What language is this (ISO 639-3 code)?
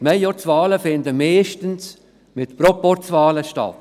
gsw